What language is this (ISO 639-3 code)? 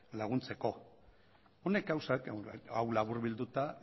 eus